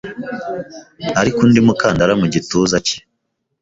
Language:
Kinyarwanda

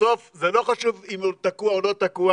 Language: Hebrew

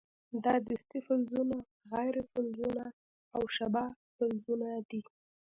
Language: Pashto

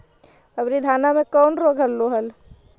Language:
Magahi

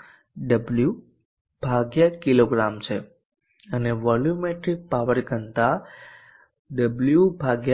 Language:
Gujarati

